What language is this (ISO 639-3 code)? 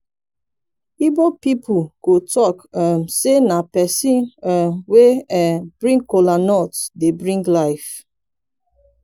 pcm